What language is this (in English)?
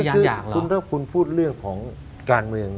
Thai